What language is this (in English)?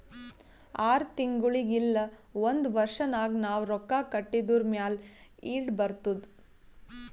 Kannada